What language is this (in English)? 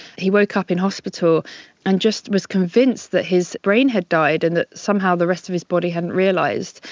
English